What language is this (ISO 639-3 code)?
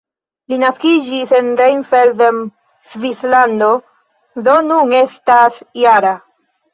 epo